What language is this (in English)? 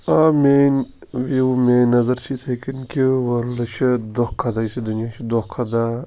Kashmiri